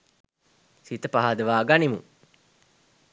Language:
Sinhala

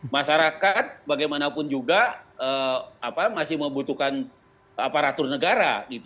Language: Indonesian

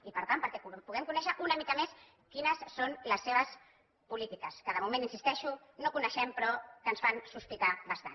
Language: Catalan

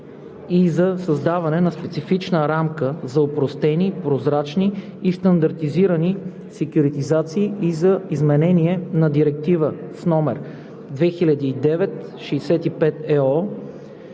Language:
Bulgarian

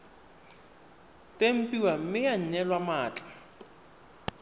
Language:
Tswana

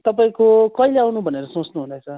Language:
Nepali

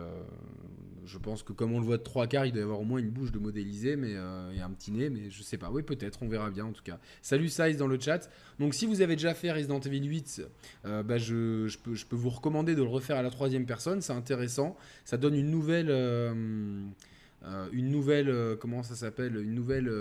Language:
French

